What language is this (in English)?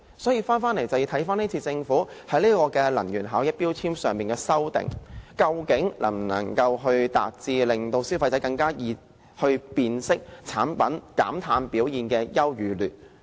Cantonese